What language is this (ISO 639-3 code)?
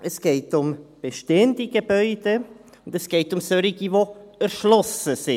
gsw